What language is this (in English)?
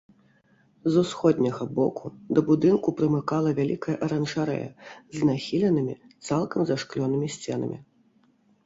Belarusian